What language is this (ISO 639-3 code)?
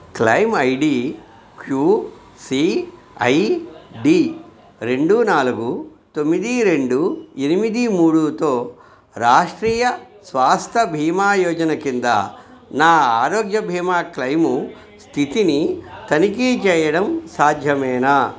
tel